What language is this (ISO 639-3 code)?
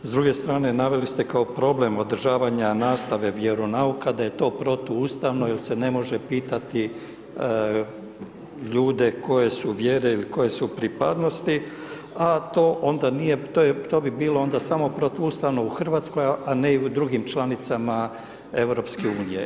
hrv